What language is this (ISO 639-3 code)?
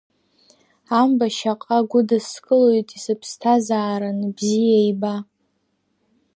abk